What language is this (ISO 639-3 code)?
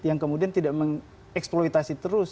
ind